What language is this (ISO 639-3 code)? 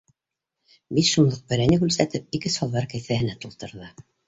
bak